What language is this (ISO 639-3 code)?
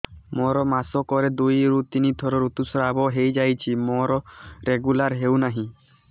ori